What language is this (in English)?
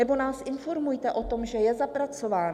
Czech